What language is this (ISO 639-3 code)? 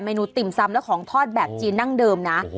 tha